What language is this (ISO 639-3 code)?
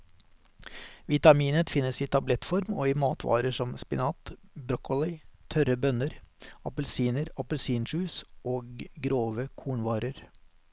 nor